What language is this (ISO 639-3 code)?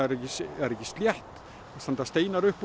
isl